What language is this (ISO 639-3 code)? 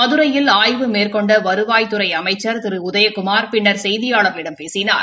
tam